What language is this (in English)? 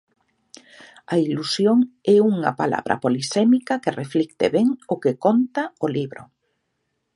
Galician